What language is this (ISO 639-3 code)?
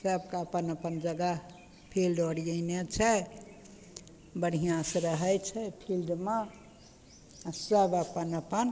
mai